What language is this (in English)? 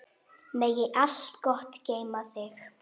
Icelandic